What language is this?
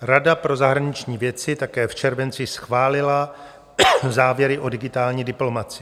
Czech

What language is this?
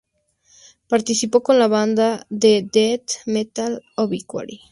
Spanish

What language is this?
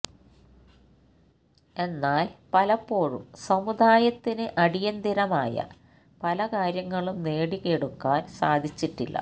Malayalam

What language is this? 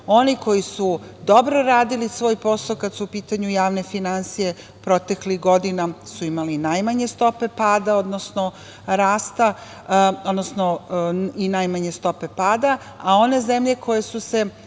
Serbian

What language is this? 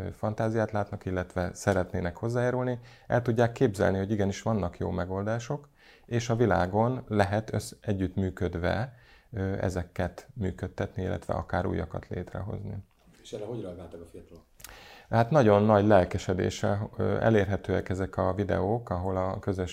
Hungarian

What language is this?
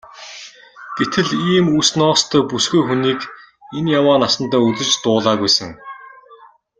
Mongolian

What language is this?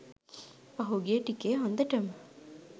Sinhala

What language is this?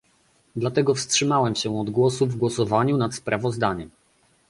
Polish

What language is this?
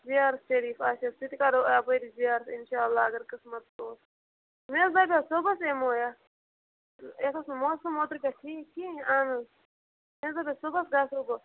Kashmiri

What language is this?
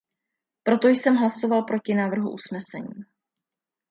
Czech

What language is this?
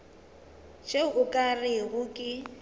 Northern Sotho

